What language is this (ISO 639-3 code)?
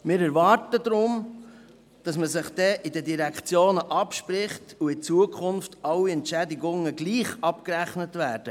gsw